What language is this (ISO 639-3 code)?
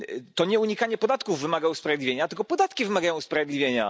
pol